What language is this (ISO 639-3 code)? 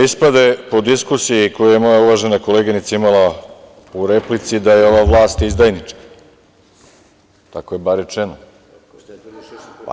srp